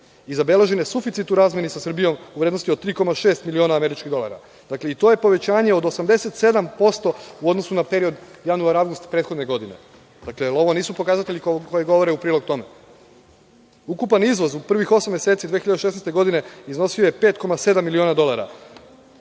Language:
Serbian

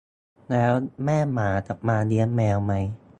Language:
Thai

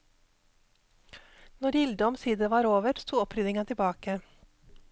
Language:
Norwegian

